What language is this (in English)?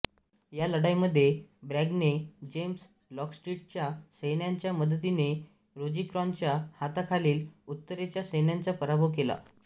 Marathi